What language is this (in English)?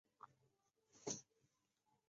Chinese